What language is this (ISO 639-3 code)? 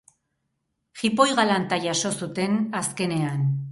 eus